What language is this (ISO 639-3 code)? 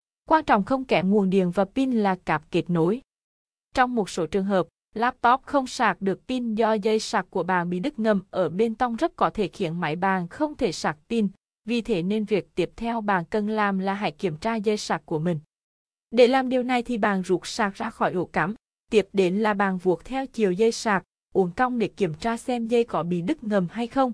vie